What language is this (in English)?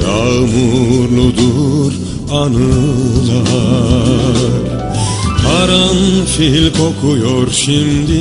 Turkish